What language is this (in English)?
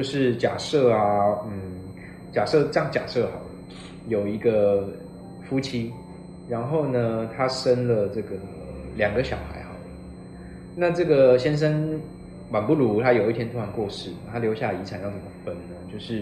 Chinese